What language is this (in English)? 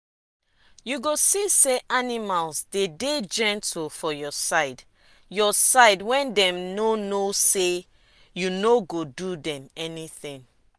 Nigerian Pidgin